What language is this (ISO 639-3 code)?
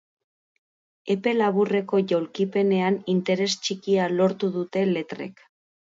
eus